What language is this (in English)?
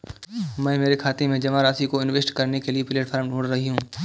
Hindi